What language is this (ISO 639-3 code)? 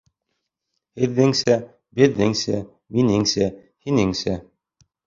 bak